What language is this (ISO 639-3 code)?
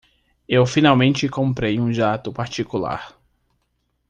por